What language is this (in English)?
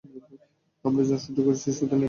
Bangla